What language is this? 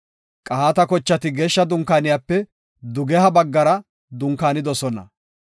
Gofa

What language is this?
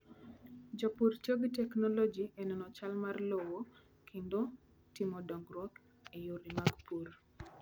Luo (Kenya and Tanzania)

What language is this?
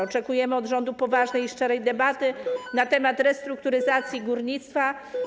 Polish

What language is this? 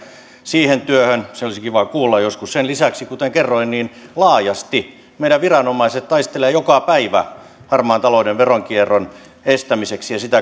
Finnish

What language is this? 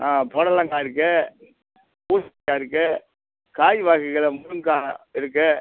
Tamil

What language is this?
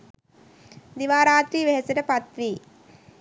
Sinhala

